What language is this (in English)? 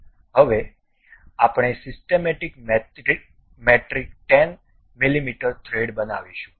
Gujarati